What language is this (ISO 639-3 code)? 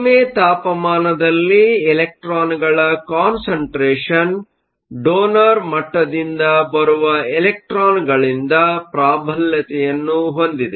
kan